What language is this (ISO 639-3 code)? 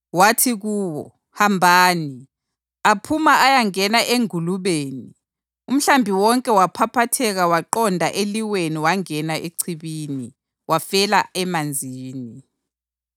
nde